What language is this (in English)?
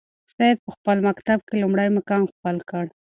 Pashto